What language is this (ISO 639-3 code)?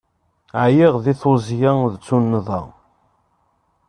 kab